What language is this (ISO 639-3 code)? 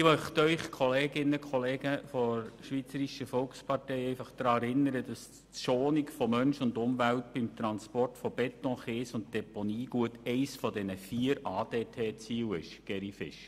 gsw